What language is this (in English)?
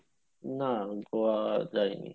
Bangla